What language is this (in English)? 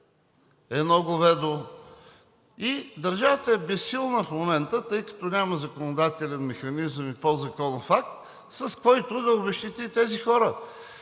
Bulgarian